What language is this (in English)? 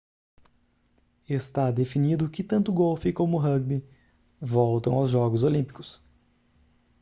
Portuguese